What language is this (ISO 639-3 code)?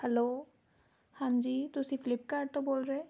pan